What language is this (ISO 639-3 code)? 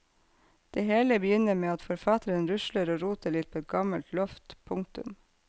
nor